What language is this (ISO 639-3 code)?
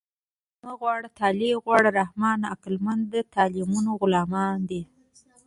pus